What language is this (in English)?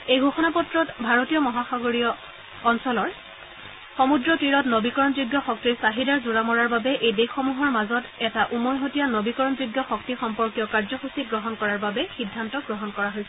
Assamese